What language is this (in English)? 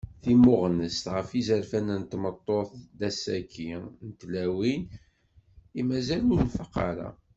Kabyle